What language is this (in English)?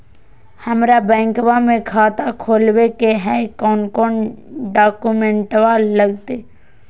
Magahi